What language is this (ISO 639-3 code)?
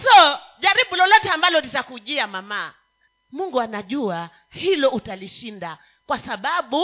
swa